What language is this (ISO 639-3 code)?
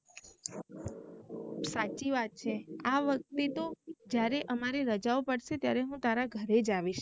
guj